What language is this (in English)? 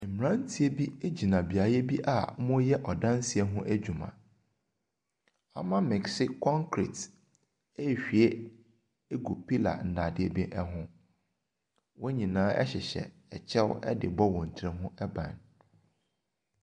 Akan